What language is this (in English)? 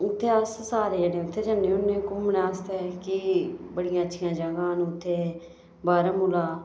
Dogri